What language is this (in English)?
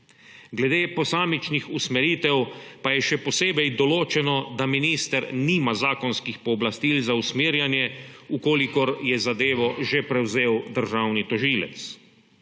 Slovenian